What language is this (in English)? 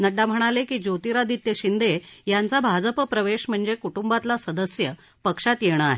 Marathi